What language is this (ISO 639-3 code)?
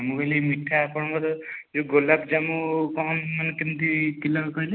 ori